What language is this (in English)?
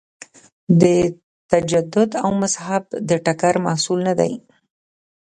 Pashto